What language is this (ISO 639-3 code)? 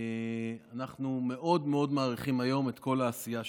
heb